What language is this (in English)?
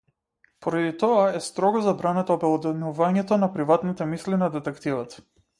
Macedonian